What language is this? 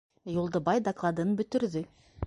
Bashkir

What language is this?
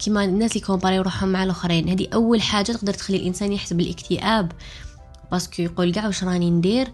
Arabic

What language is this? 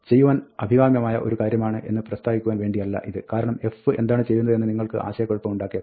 Malayalam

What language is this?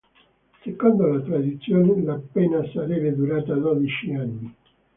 Italian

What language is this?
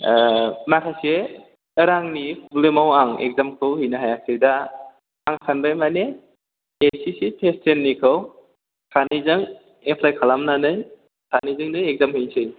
Bodo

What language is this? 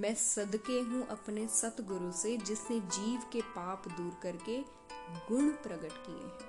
Hindi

